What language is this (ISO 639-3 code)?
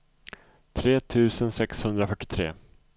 swe